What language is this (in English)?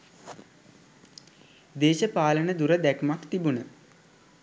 Sinhala